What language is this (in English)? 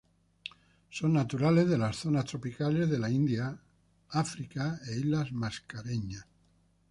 Spanish